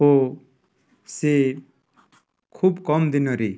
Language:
Odia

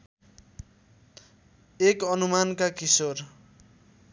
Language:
Nepali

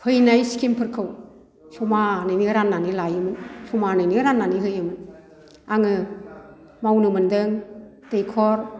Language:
Bodo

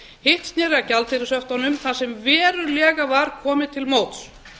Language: Icelandic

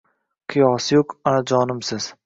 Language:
Uzbek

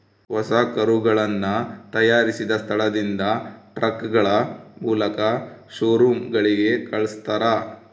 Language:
Kannada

